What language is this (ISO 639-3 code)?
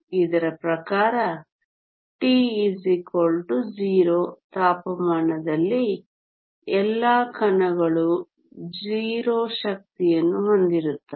kan